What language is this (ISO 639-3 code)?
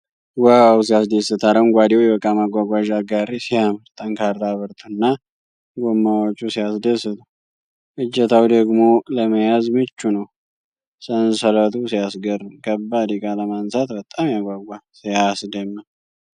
amh